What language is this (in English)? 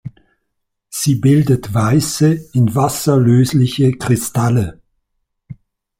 German